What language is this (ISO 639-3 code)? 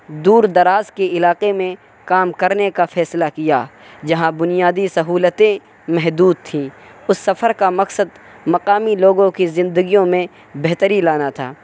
urd